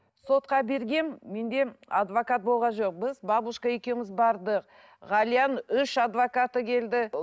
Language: Kazakh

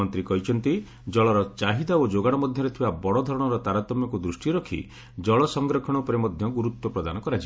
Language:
Odia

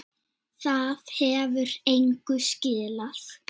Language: Icelandic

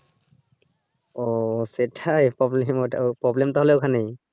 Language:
Bangla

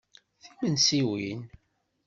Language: Kabyle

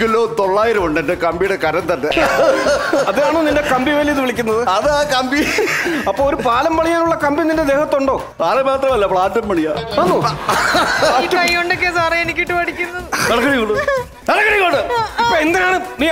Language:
Indonesian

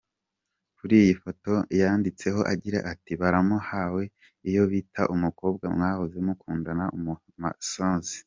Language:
Kinyarwanda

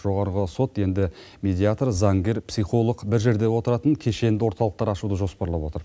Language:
Kazakh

